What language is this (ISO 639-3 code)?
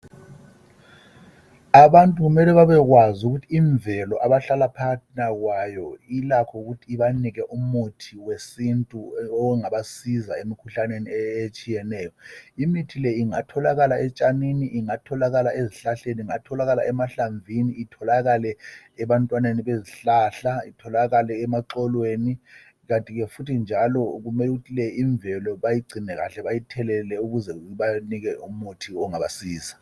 nde